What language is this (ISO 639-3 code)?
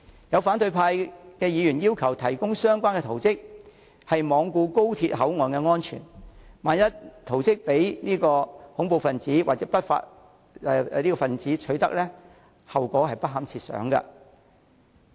yue